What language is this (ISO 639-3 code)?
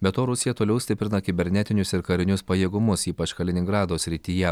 lit